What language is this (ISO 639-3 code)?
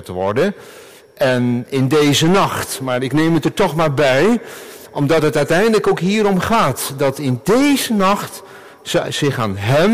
nld